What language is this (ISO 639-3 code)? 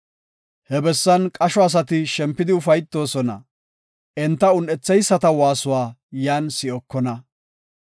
gof